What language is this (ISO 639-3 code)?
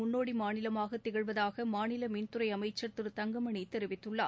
tam